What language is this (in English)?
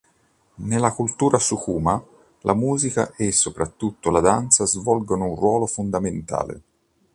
Italian